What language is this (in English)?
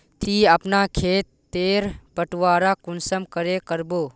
Magahi